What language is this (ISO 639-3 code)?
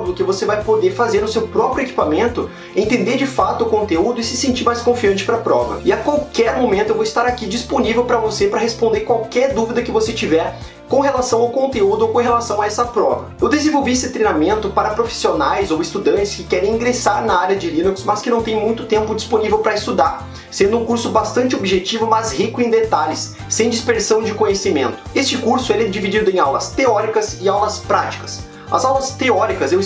por